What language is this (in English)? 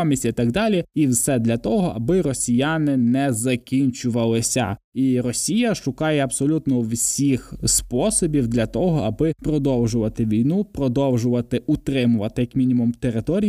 Ukrainian